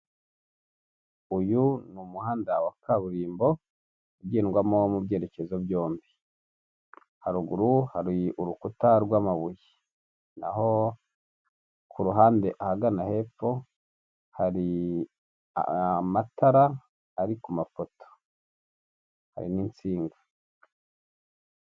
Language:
Kinyarwanda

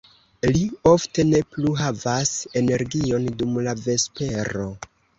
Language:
Esperanto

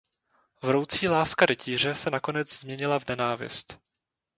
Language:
Czech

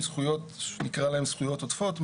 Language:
Hebrew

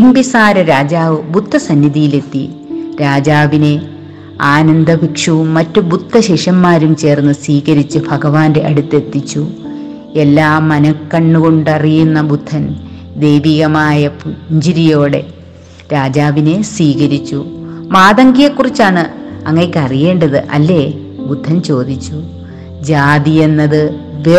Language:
Malayalam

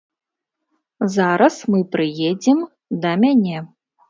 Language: Belarusian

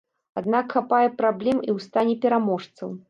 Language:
Belarusian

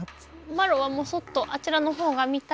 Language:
Japanese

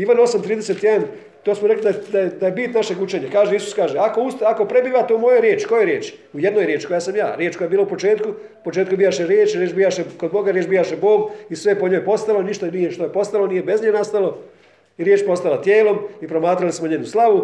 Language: Croatian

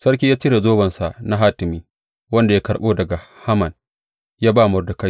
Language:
Hausa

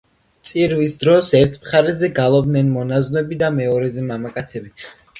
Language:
Georgian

